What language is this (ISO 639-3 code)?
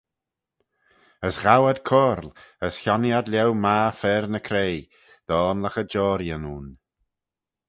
glv